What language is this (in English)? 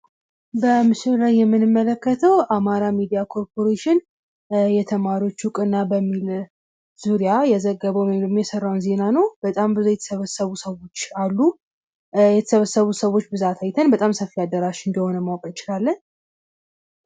Amharic